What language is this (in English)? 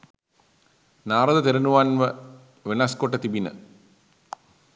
Sinhala